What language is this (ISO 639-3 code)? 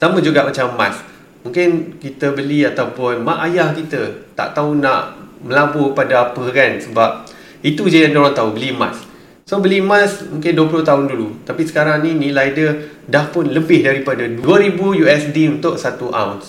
msa